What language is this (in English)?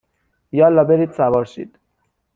Persian